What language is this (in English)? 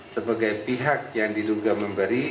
Indonesian